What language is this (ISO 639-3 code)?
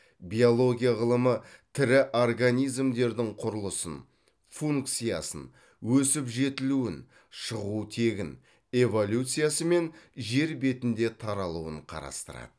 kaz